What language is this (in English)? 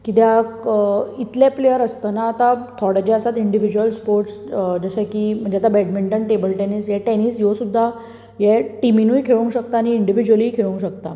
Konkani